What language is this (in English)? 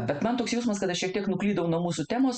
Lithuanian